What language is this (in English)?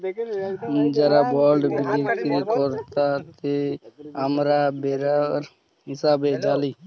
Bangla